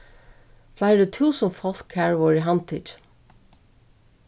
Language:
Faroese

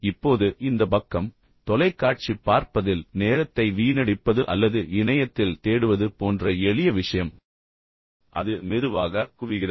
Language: Tamil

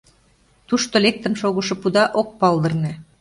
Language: Mari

